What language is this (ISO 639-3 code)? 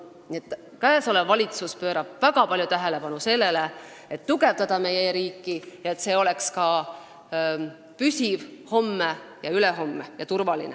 est